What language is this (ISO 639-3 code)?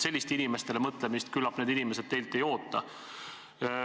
est